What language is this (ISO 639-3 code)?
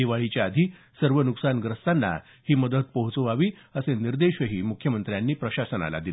mar